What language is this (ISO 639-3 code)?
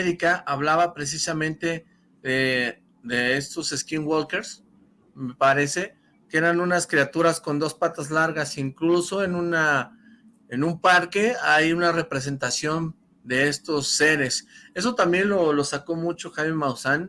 spa